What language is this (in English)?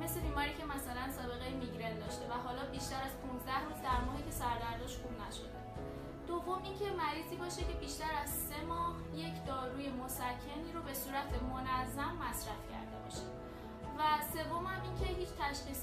Persian